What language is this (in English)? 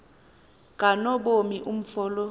Xhosa